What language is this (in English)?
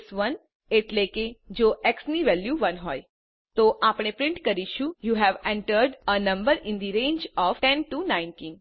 Gujarati